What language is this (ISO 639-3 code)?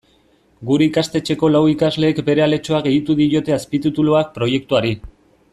eus